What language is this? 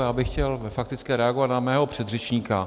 Czech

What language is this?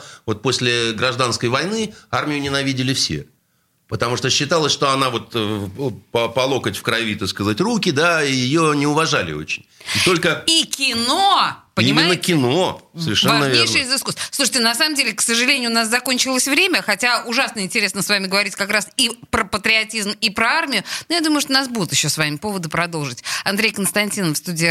Russian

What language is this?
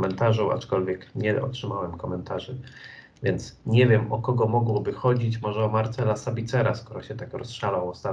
Polish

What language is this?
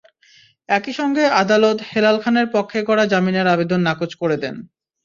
Bangla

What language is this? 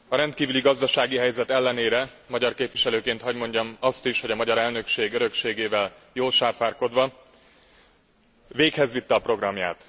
Hungarian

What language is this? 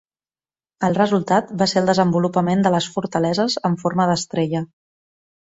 Catalan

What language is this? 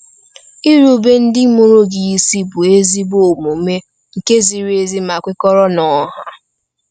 Igbo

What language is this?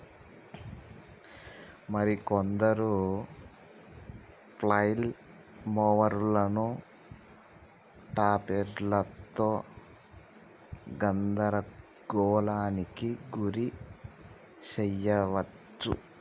Telugu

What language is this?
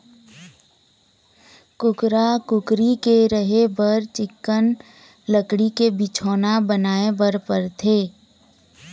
Chhattisgarhi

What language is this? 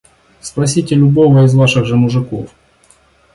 Russian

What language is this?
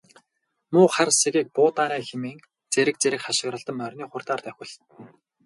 Mongolian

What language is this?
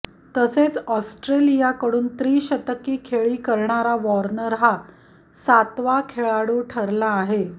Marathi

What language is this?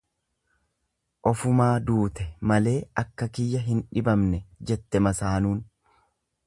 Oromo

